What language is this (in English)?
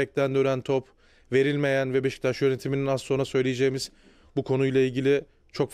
Turkish